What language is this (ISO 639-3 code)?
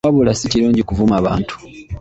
lug